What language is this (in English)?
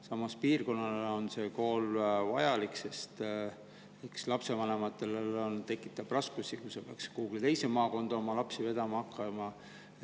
Estonian